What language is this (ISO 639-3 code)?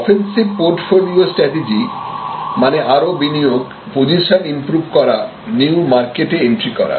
ben